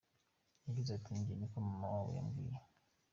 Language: Kinyarwanda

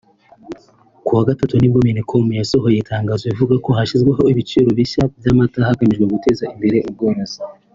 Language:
Kinyarwanda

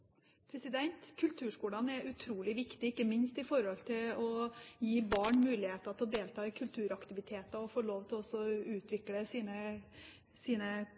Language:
Norwegian Bokmål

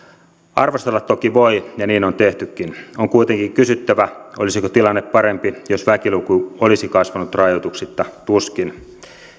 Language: Finnish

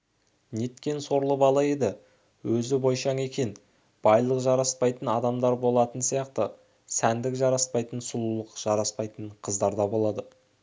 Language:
Kazakh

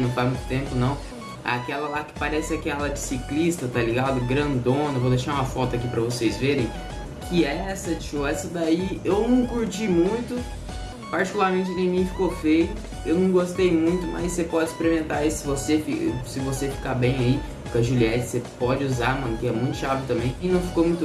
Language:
Portuguese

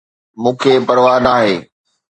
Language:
Sindhi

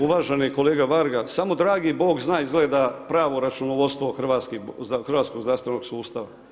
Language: Croatian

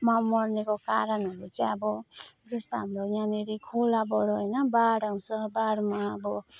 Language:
Nepali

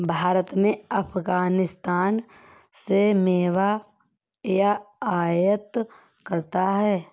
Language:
Hindi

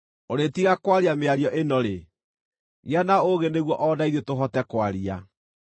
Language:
Kikuyu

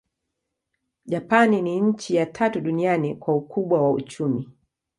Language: Swahili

